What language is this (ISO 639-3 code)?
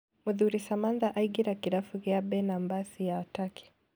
kik